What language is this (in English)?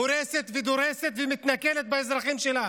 Hebrew